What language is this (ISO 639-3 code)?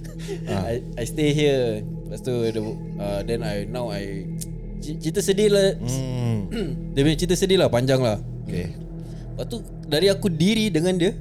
msa